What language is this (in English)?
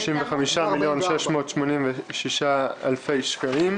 Hebrew